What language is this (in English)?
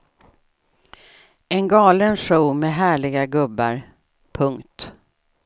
Swedish